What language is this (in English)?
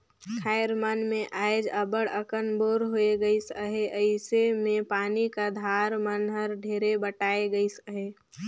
Chhattisgarhi